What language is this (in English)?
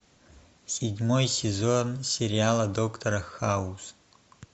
Russian